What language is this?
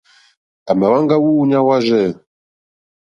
Mokpwe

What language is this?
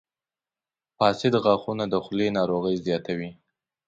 Pashto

